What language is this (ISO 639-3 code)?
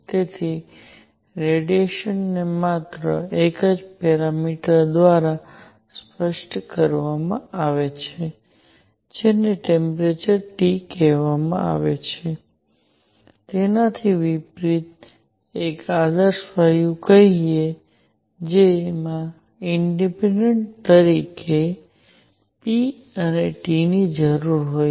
guj